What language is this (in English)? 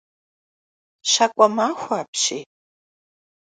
Kabardian